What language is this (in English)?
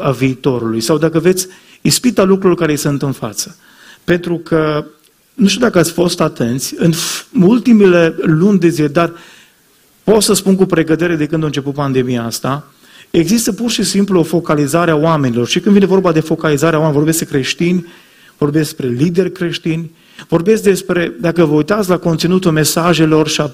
Romanian